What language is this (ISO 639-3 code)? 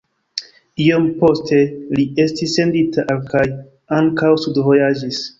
epo